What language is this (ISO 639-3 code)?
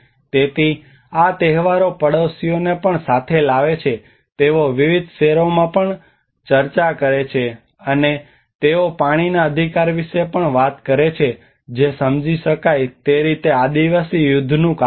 guj